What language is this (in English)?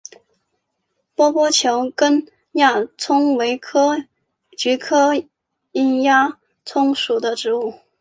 Chinese